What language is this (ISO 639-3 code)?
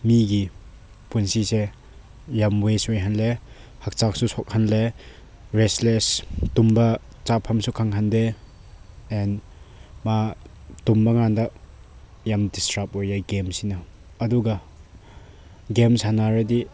mni